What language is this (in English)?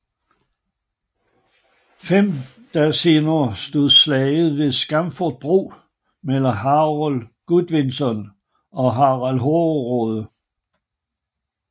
Danish